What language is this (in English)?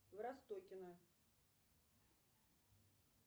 Russian